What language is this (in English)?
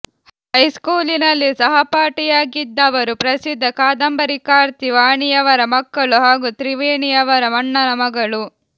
Kannada